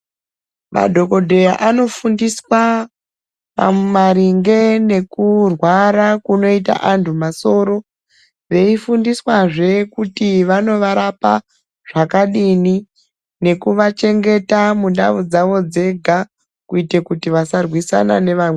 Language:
Ndau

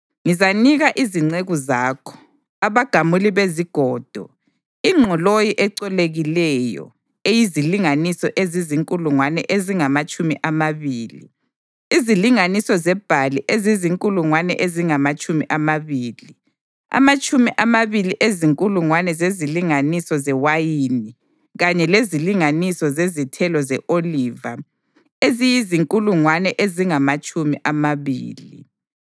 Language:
North Ndebele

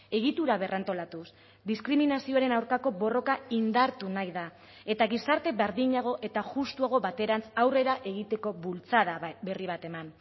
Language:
Basque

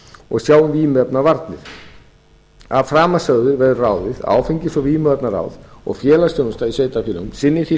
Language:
Icelandic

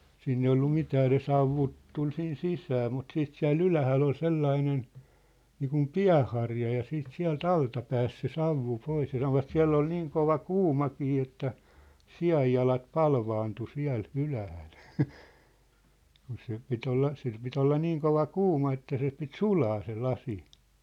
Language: Finnish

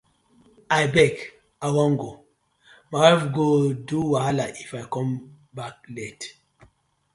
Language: Nigerian Pidgin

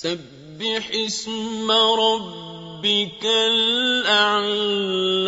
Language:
Arabic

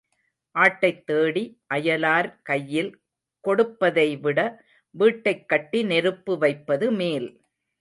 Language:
Tamil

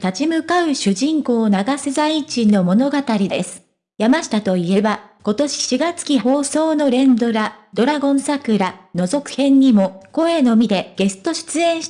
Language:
Japanese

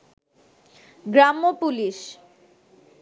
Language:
Bangla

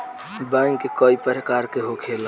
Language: Bhojpuri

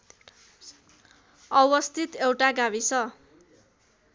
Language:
Nepali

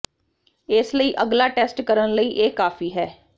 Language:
Punjabi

